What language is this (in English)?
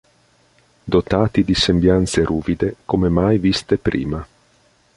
Italian